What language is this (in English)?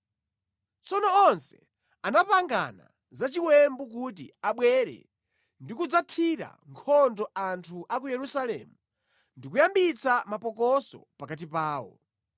Nyanja